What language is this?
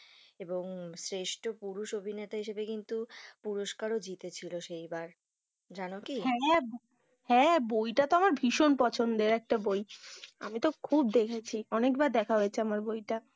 Bangla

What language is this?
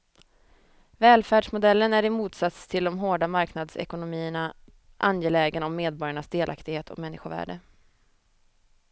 Swedish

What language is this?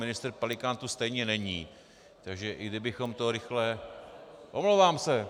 Czech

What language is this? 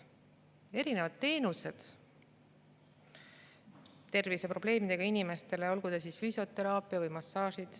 Estonian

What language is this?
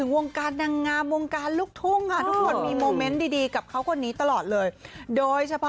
Thai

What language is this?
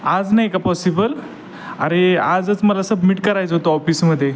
Marathi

